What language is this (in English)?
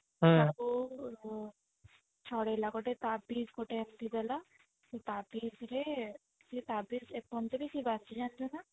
Odia